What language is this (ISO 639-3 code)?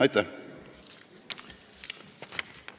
est